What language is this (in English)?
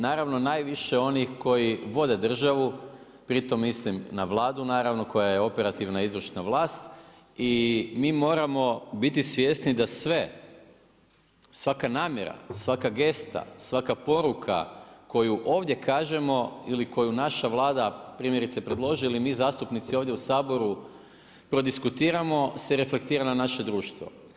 Croatian